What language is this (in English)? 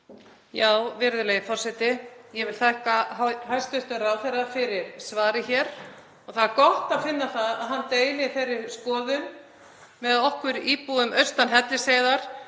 Icelandic